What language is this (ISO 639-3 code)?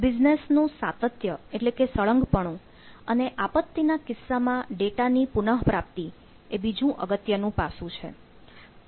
guj